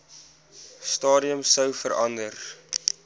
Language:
Afrikaans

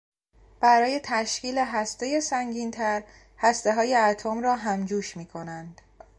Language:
Persian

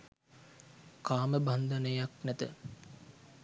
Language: Sinhala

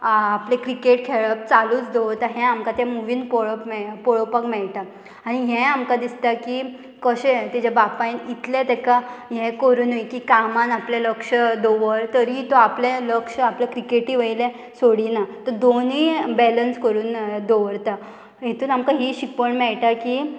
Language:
Konkani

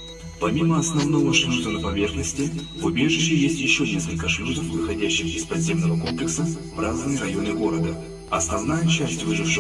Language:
Russian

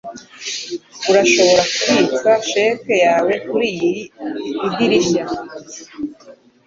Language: Kinyarwanda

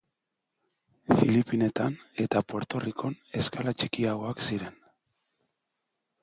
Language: Basque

